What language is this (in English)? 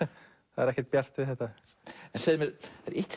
Icelandic